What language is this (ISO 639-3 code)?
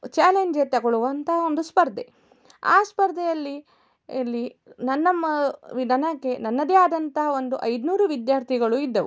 kan